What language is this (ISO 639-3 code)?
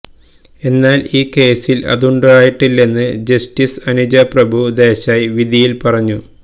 mal